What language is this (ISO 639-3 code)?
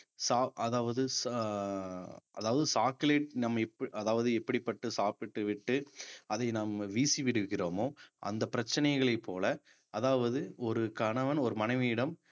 tam